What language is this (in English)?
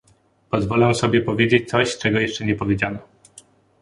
Polish